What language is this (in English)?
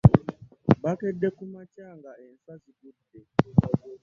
Ganda